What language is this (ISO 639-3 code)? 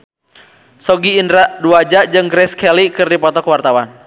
sun